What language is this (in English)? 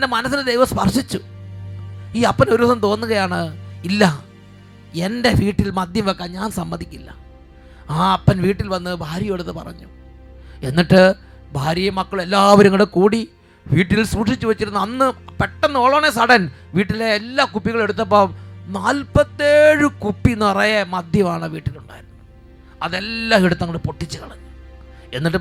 Malayalam